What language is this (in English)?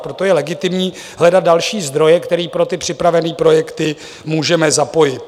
Czech